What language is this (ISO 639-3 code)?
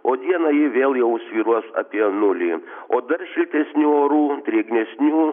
lit